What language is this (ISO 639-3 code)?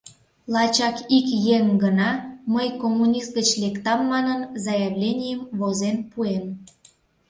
chm